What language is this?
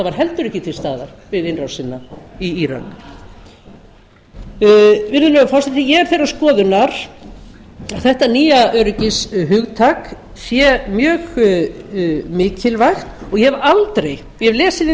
Icelandic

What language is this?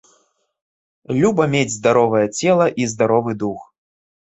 Belarusian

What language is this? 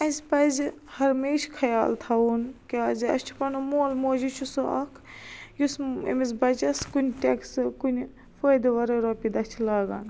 Kashmiri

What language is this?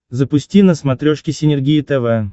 Russian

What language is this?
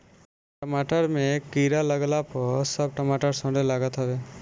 Bhojpuri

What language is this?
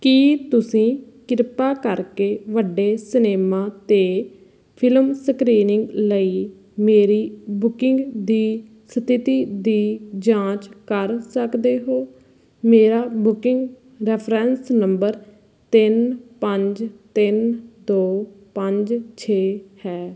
Punjabi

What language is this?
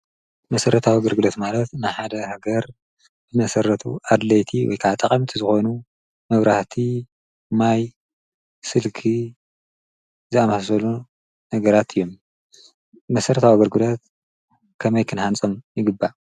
Tigrinya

